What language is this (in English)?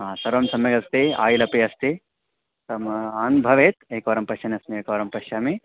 Sanskrit